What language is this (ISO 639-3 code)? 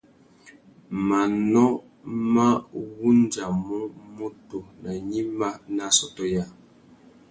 bag